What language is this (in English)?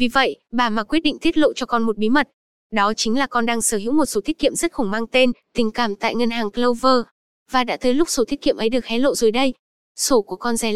Vietnamese